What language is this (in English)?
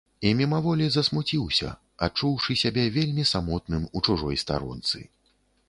Belarusian